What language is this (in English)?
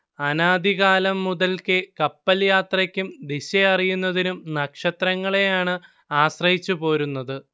Malayalam